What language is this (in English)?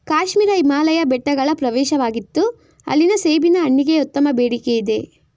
Kannada